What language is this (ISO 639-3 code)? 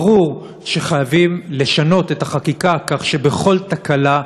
heb